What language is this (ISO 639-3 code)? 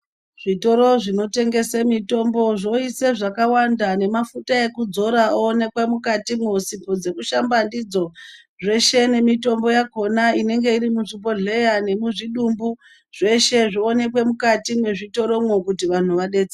ndc